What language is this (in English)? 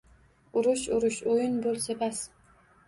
Uzbek